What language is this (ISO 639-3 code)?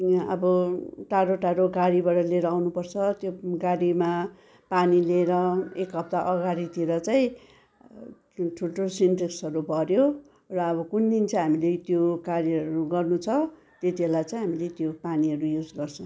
nep